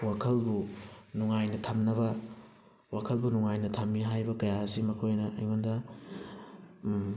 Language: Manipuri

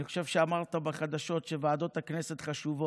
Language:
Hebrew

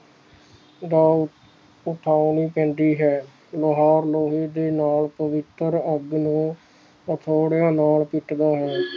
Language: Punjabi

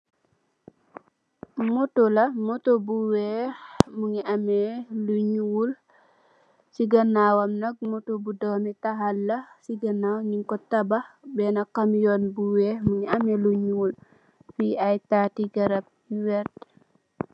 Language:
Wolof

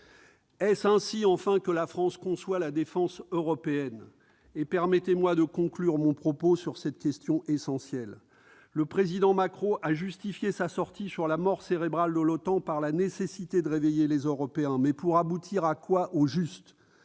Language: French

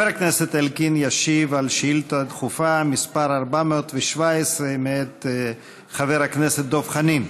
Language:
Hebrew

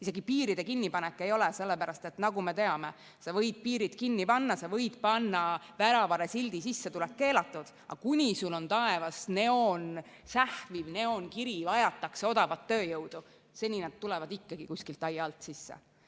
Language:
Estonian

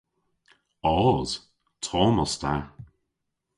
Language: Cornish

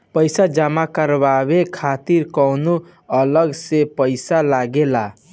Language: Bhojpuri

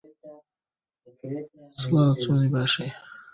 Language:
Central Kurdish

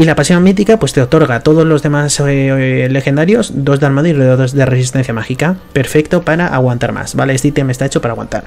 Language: Spanish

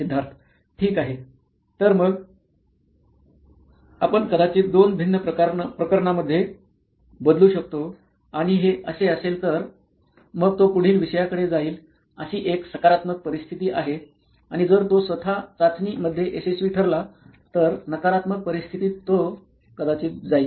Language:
Marathi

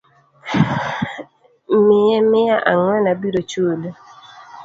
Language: Luo (Kenya and Tanzania)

